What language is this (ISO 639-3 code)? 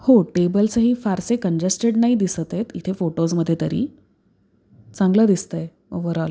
mar